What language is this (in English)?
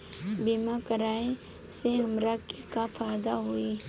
Bhojpuri